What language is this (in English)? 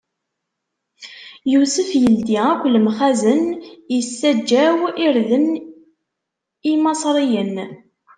Kabyle